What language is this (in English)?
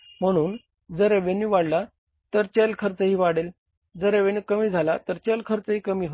Marathi